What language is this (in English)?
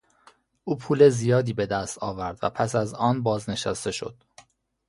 Persian